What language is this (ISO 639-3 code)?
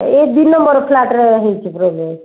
ori